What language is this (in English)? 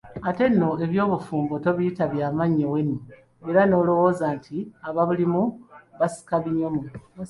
Ganda